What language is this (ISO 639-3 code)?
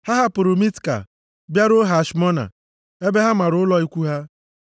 ibo